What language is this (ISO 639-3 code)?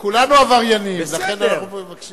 heb